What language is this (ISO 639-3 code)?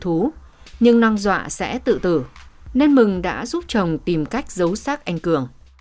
vie